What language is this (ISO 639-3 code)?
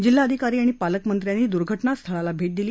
mar